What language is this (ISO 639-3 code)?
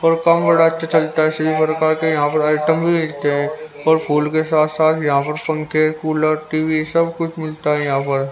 hin